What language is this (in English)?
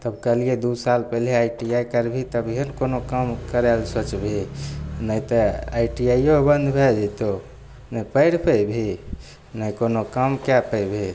Maithili